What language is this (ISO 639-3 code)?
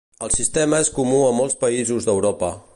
cat